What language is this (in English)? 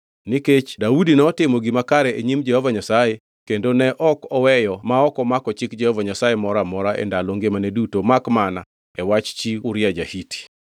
Luo (Kenya and Tanzania)